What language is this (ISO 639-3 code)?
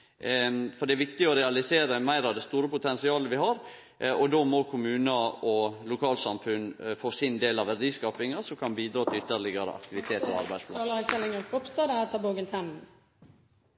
nor